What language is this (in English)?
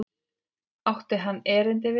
Icelandic